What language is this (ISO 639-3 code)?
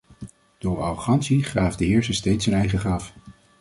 nld